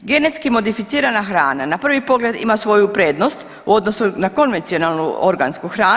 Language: Croatian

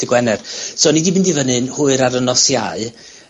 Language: Welsh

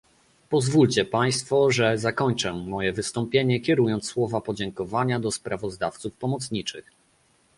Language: Polish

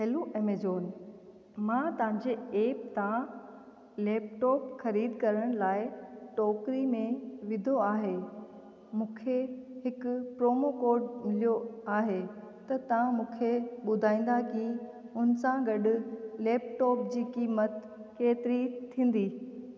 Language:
Sindhi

